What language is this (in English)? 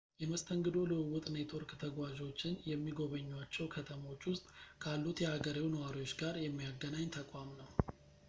Amharic